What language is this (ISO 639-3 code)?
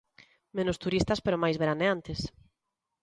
glg